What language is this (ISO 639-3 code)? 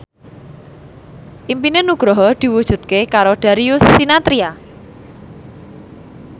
jav